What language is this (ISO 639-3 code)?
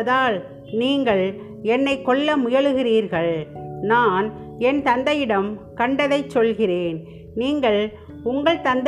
tam